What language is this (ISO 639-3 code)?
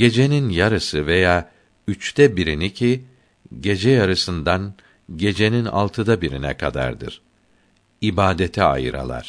tur